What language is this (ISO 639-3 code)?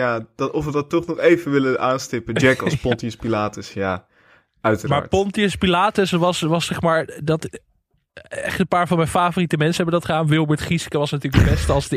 nld